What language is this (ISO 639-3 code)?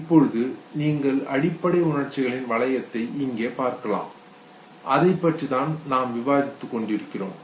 tam